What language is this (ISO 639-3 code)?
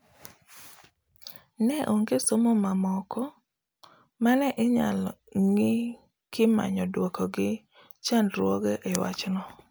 luo